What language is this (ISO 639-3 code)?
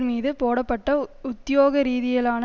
tam